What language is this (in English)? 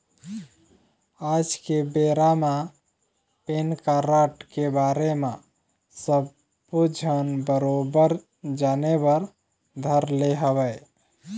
Chhattisgarhi